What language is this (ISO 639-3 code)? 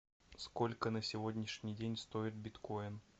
rus